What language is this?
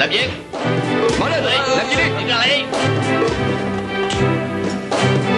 Vietnamese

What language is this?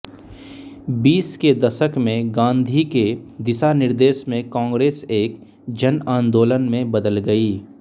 Hindi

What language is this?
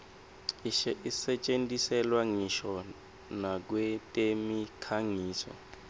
Swati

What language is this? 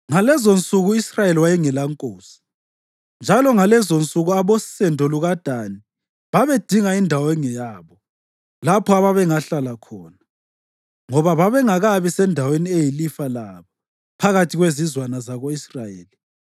North Ndebele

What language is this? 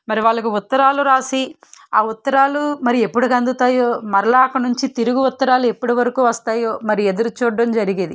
Telugu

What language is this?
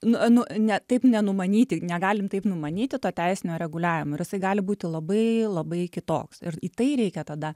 Lithuanian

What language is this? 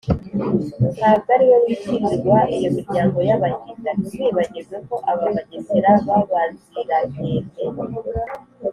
Kinyarwanda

